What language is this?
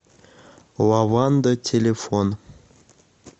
Russian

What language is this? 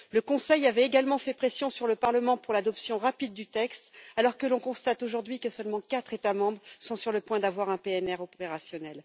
French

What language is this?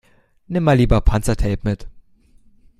German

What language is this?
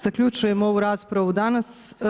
Croatian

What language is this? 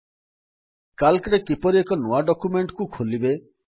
Odia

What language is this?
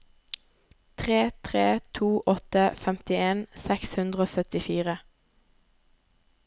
Norwegian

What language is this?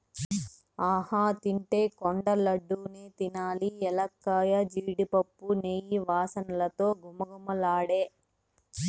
Telugu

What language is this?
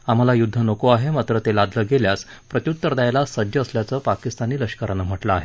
Marathi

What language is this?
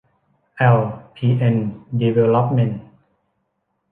Thai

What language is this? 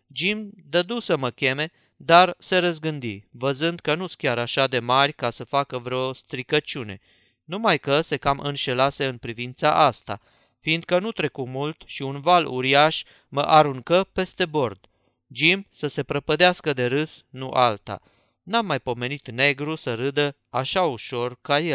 Romanian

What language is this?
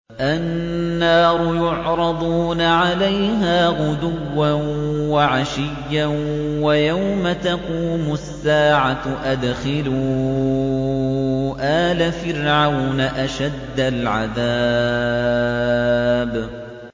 Arabic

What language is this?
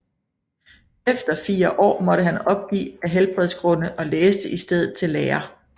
Danish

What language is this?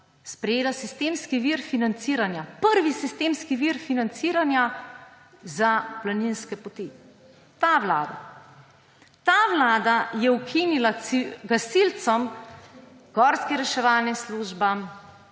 Slovenian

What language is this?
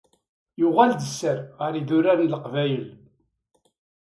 Kabyle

